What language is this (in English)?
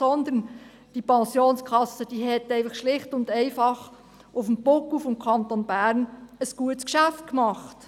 Swiss German